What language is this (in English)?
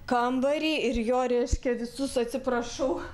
Lithuanian